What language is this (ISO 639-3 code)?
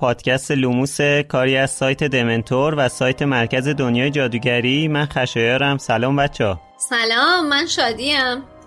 fas